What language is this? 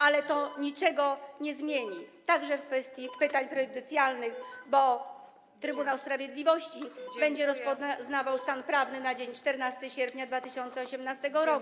Polish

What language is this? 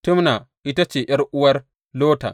Hausa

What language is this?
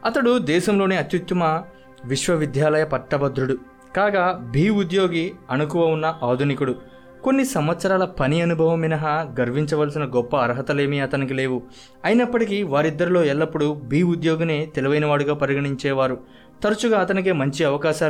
Telugu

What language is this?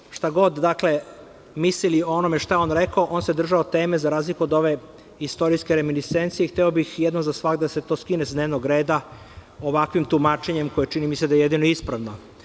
Serbian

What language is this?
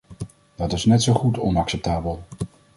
Dutch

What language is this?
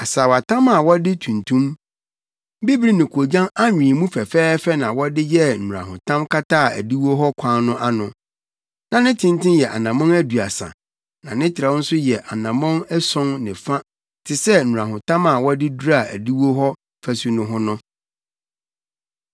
Akan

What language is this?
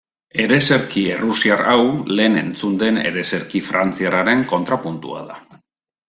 Basque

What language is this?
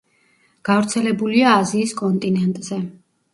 Georgian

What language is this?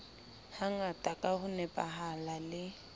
Southern Sotho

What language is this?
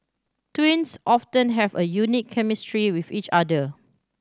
English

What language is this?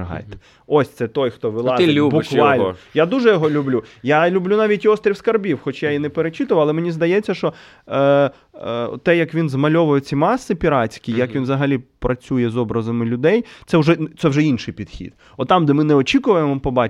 Ukrainian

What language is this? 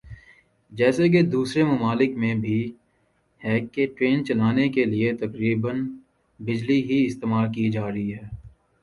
Urdu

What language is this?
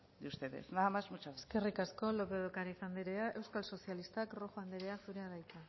Basque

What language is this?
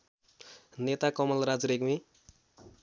Nepali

